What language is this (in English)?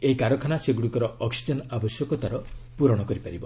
Odia